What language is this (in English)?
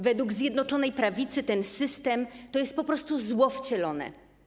Polish